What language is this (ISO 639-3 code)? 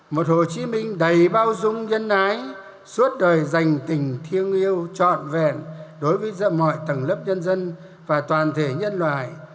vie